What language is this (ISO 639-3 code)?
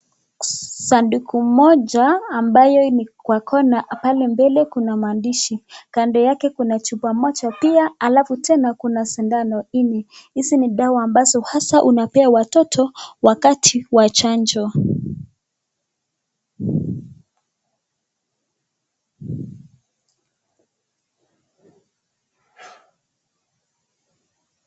swa